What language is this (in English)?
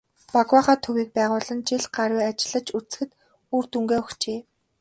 Mongolian